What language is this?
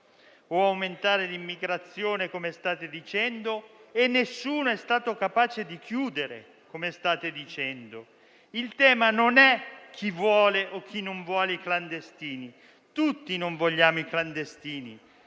Italian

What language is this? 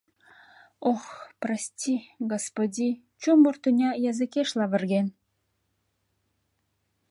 Mari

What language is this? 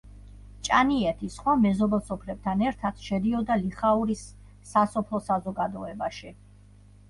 Georgian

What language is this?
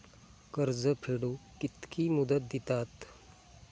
Marathi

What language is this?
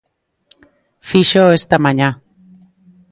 Galician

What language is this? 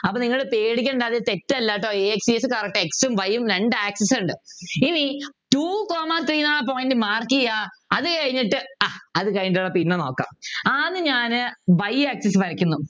Malayalam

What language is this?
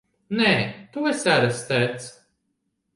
Latvian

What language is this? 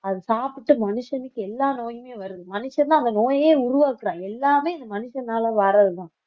Tamil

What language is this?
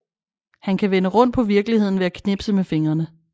Danish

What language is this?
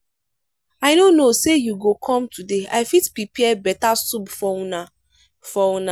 Nigerian Pidgin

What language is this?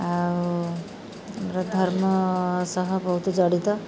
Odia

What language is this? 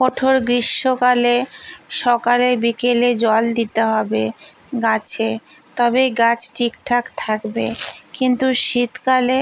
Bangla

